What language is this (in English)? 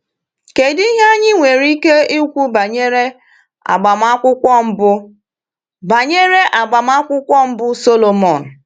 Igbo